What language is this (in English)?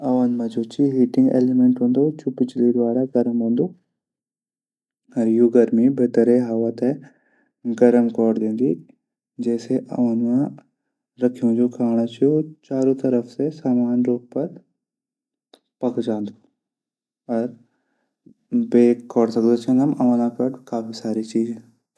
Garhwali